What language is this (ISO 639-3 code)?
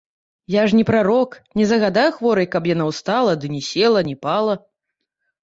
bel